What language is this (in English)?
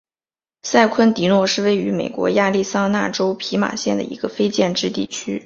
Chinese